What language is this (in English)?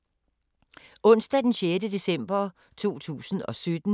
Danish